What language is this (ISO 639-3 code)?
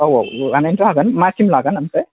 brx